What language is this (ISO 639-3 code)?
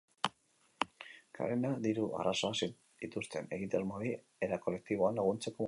eus